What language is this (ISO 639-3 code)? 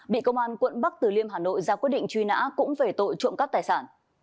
vie